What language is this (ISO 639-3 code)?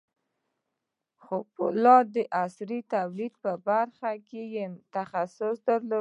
pus